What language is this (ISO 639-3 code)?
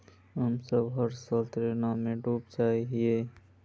mag